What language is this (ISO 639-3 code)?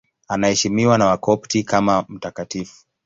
swa